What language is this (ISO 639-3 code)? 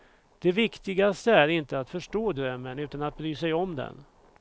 swe